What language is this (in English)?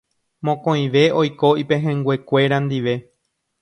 Guarani